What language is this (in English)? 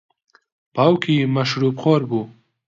Central Kurdish